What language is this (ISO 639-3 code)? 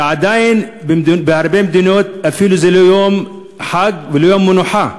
heb